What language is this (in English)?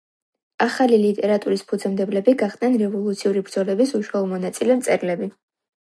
Georgian